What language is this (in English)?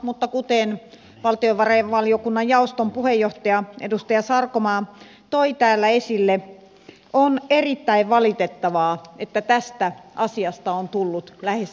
Finnish